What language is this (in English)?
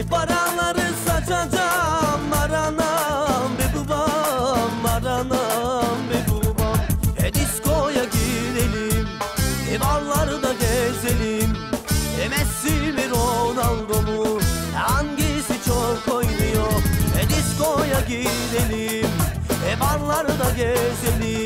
Turkish